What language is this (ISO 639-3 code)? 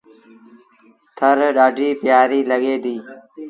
sbn